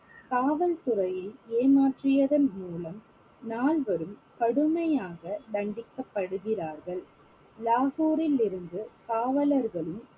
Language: Tamil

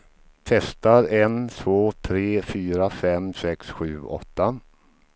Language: Swedish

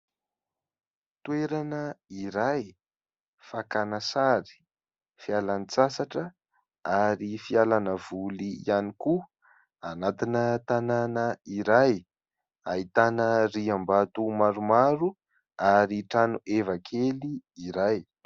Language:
Malagasy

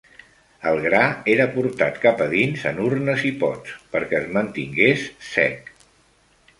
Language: Catalan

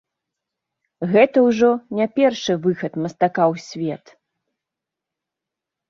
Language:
Belarusian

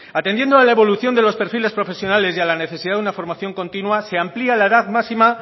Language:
Spanish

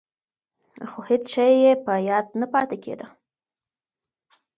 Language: Pashto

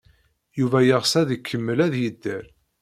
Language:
Kabyle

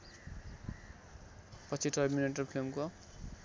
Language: Nepali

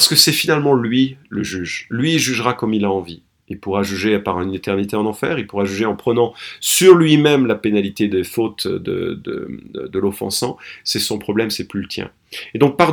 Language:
French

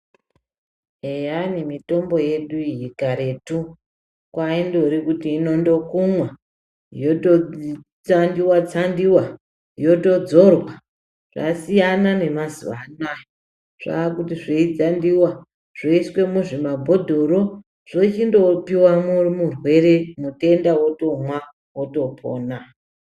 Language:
Ndau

